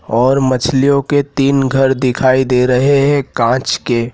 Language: Hindi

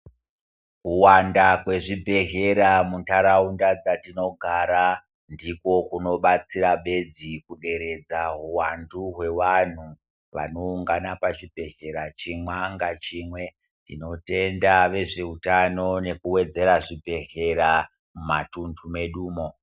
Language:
Ndau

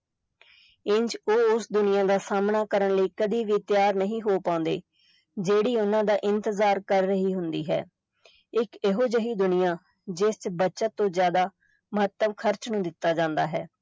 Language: Punjabi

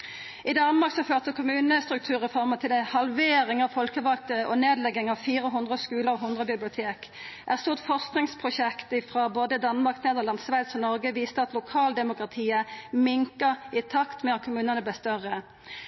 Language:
Norwegian Nynorsk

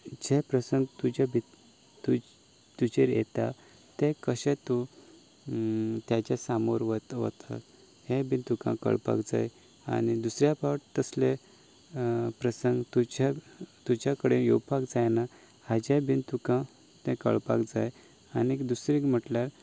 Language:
Konkani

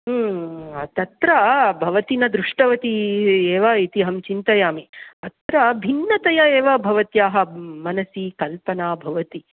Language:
Sanskrit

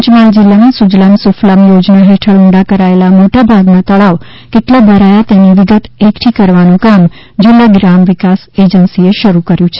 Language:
Gujarati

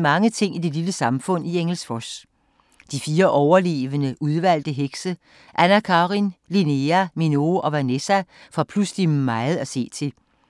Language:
Danish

